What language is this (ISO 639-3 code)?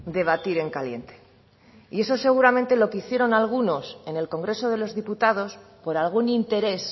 spa